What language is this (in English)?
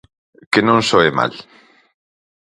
Galician